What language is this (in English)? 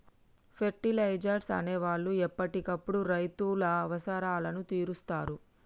Telugu